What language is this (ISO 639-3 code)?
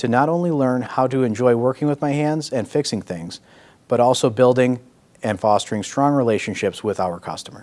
eng